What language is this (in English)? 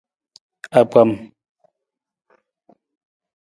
Nawdm